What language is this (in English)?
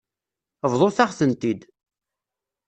Kabyle